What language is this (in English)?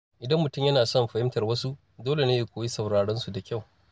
Hausa